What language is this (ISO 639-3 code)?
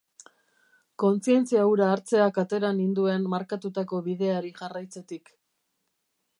eus